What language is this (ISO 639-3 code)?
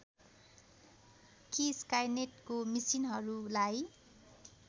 nep